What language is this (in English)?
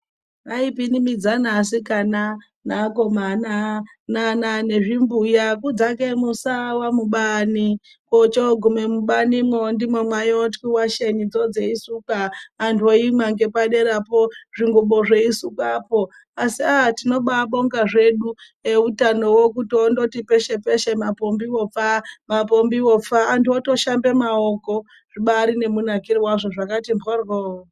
Ndau